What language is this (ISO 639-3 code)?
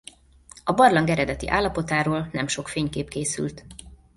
hun